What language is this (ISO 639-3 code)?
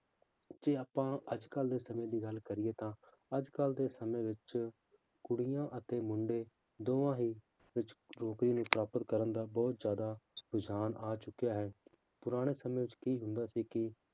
pan